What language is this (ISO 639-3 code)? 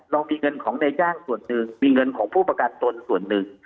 tha